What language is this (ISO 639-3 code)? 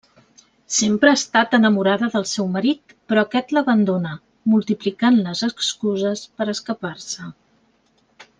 cat